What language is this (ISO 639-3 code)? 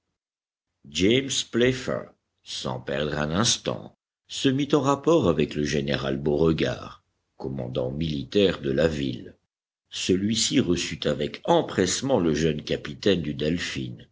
fra